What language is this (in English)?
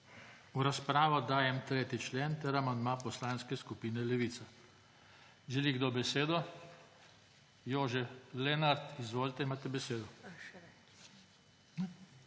Slovenian